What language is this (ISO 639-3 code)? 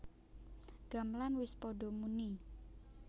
jav